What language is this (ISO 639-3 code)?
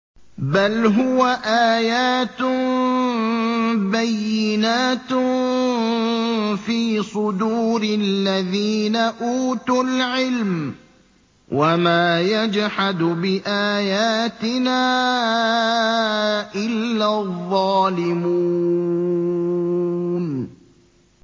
ara